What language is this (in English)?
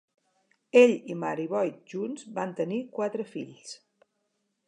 Catalan